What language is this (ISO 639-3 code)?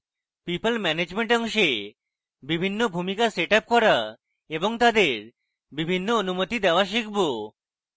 ben